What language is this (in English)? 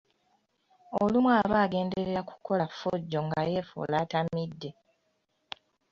Ganda